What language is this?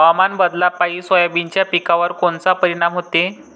Marathi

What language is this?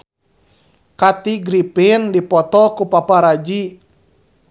Sundanese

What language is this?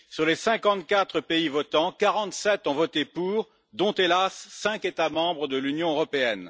French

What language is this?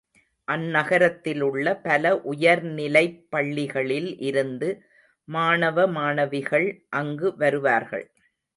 Tamil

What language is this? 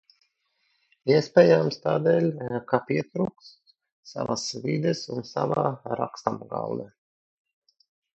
Latvian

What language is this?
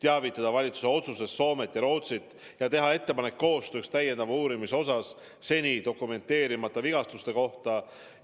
Estonian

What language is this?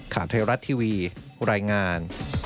Thai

